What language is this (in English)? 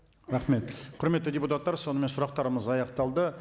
Kazakh